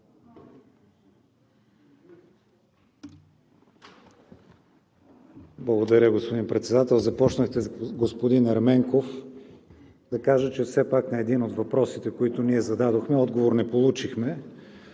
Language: Bulgarian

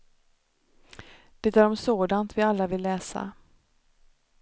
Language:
Swedish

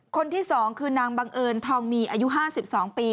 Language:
Thai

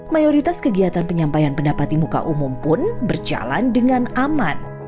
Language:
Indonesian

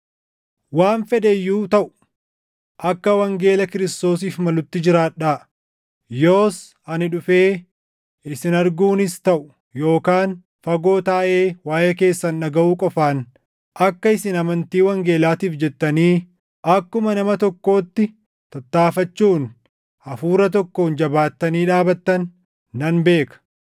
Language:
Oromo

